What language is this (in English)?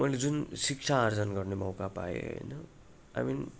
Nepali